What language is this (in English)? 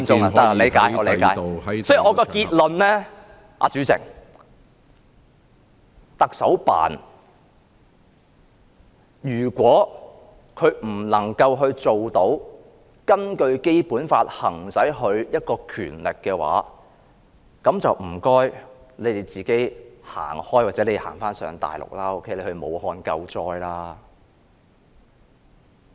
Cantonese